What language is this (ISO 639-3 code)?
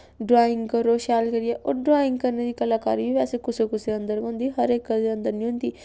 doi